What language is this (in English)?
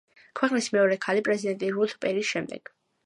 Georgian